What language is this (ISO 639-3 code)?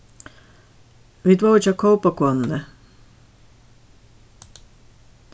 fao